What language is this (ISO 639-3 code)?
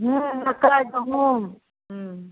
mai